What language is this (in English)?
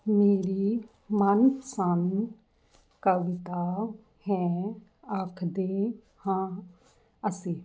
Punjabi